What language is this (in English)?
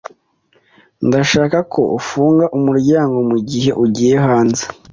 Kinyarwanda